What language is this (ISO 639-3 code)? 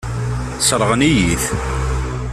kab